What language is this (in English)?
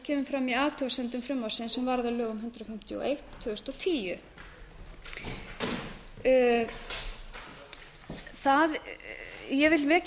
Icelandic